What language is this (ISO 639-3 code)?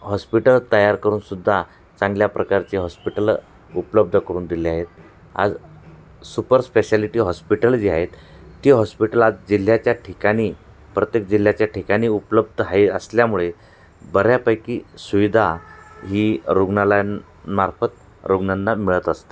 mar